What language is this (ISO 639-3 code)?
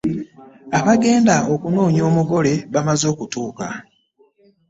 lug